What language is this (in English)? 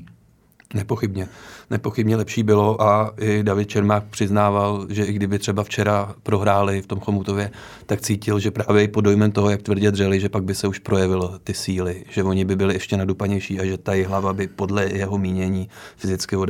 Czech